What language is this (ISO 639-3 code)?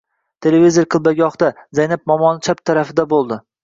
uzb